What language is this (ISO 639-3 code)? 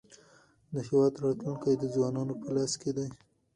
pus